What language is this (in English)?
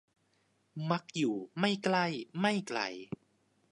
Thai